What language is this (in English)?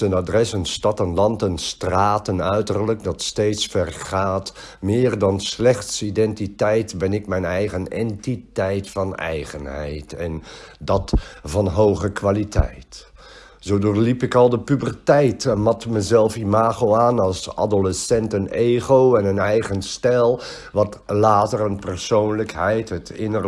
Dutch